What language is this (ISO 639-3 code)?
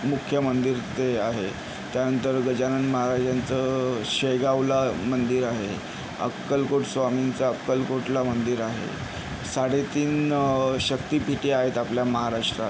mar